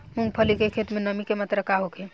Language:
Bhojpuri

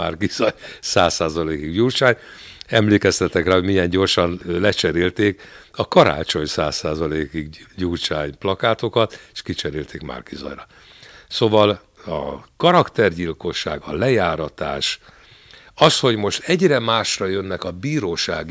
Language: Hungarian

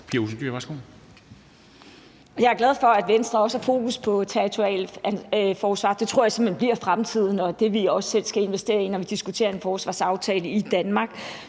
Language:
Danish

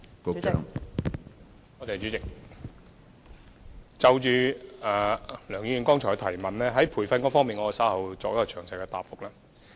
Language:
Cantonese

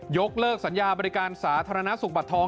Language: Thai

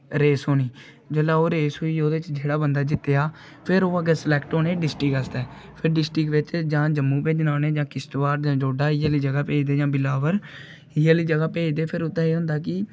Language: Dogri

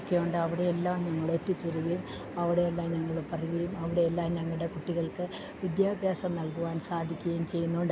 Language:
Malayalam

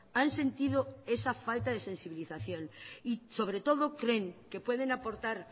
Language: Spanish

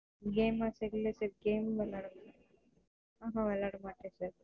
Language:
Tamil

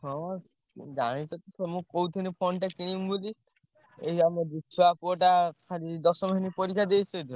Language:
Odia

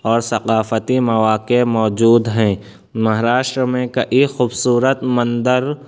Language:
Urdu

